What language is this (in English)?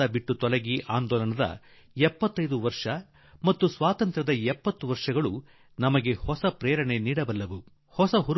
Kannada